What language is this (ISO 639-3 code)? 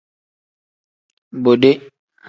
kdh